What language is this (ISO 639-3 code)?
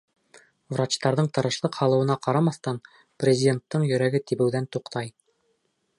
bak